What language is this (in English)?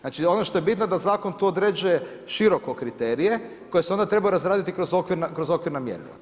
Croatian